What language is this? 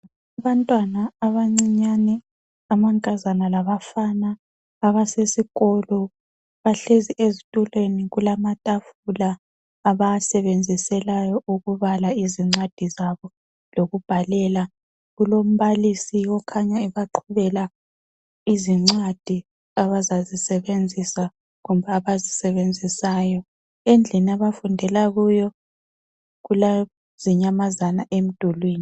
North Ndebele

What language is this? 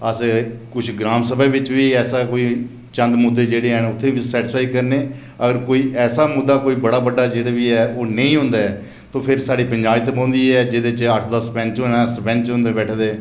Dogri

